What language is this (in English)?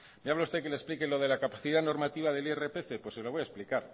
Spanish